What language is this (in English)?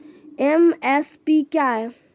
Maithili